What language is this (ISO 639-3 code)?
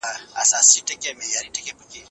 pus